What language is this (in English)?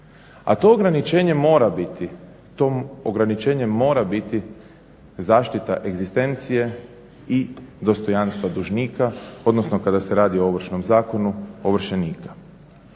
Croatian